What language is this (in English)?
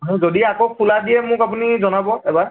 Assamese